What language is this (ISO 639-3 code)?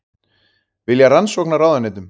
isl